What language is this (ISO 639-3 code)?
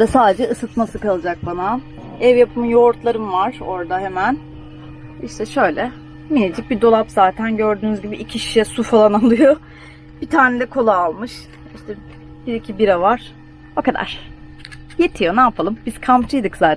tur